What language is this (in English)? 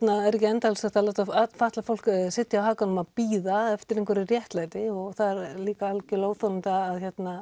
Icelandic